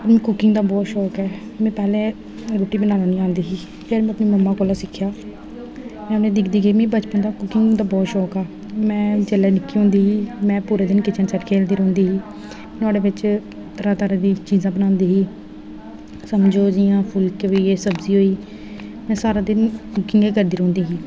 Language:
Dogri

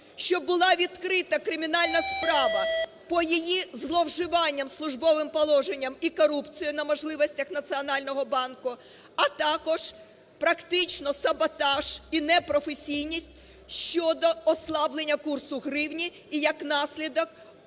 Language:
Ukrainian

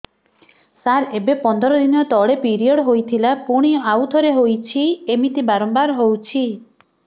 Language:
Odia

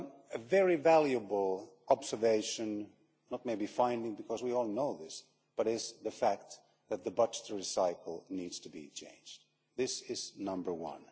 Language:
English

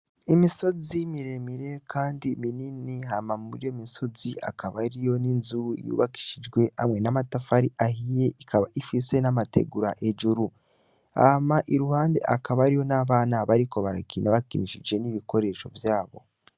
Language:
Rundi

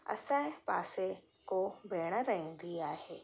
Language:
Sindhi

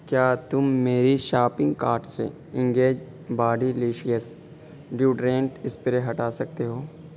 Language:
Urdu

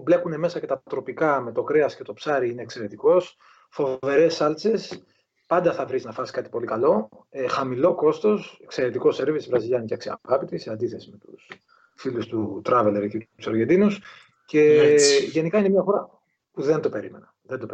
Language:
Greek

